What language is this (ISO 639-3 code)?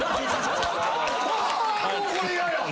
jpn